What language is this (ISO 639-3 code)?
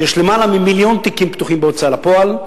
heb